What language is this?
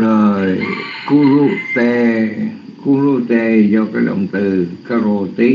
Vietnamese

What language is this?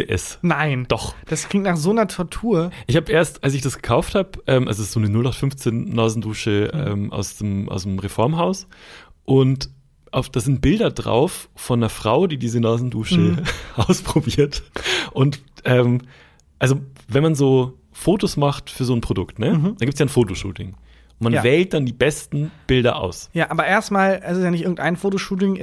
German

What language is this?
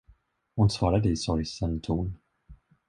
Swedish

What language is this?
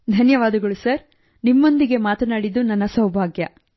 Kannada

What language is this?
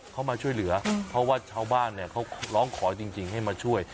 Thai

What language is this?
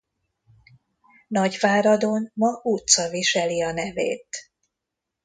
Hungarian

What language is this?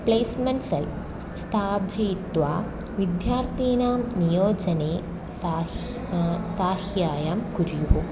Sanskrit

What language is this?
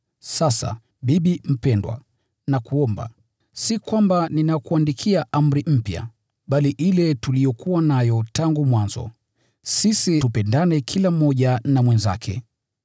Swahili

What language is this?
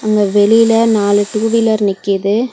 Tamil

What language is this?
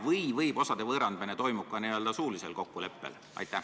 Estonian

